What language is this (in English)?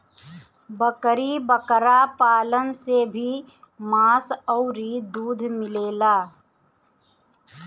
Bhojpuri